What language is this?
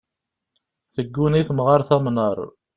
Kabyle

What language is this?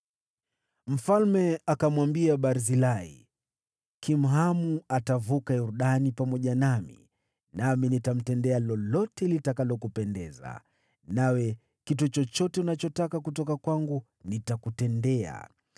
Swahili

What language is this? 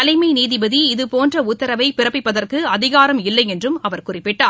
Tamil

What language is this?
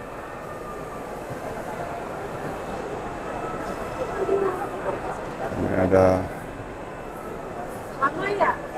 Indonesian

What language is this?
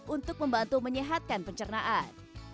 Indonesian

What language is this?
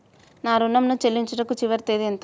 Telugu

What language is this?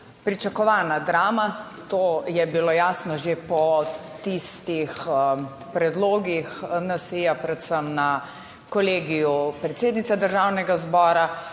Slovenian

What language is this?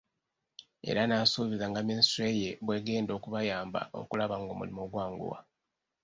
Ganda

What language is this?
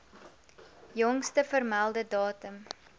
Afrikaans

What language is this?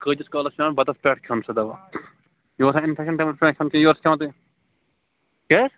Kashmiri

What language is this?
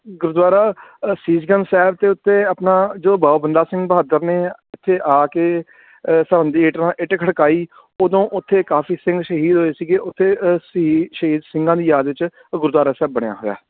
Punjabi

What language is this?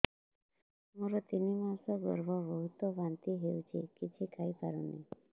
Odia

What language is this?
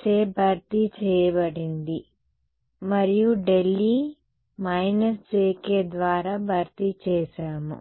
Telugu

